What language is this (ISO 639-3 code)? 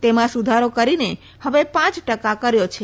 guj